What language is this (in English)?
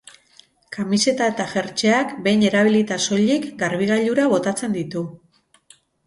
Basque